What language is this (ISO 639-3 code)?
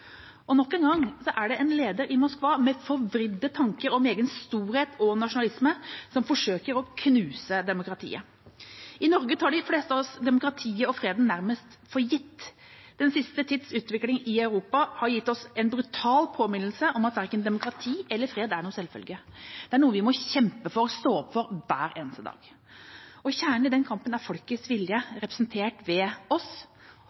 nob